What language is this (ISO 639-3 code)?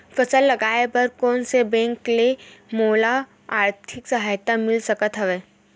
hne